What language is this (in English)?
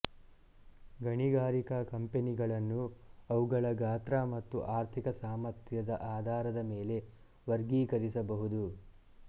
Kannada